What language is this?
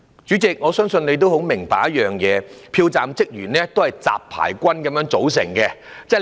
Cantonese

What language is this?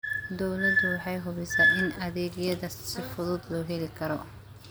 Somali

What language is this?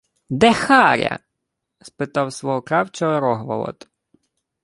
Ukrainian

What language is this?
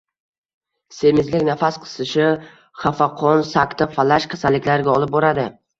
Uzbek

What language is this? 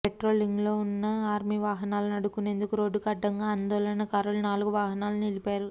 Telugu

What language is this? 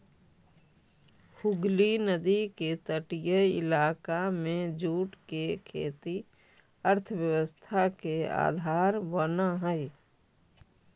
Magahi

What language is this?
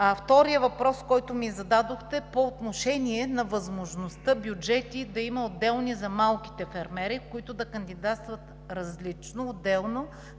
Bulgarian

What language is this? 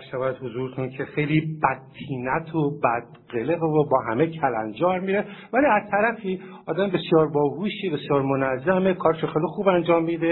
Persian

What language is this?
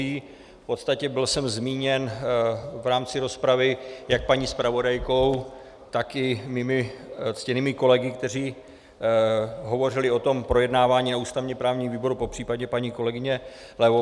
Czech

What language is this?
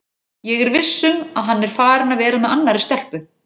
Icelandic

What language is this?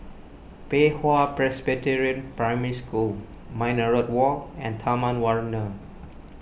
English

